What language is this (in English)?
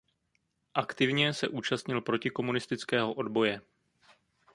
Czech